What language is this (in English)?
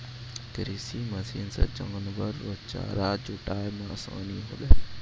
Maithili